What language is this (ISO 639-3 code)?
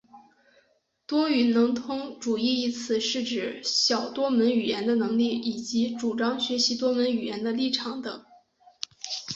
zho